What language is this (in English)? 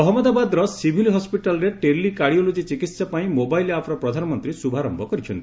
Odia